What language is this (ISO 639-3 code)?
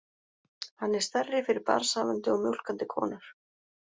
isl